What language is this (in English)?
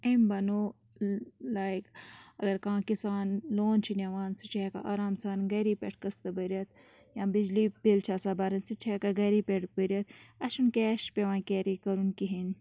Kashmiri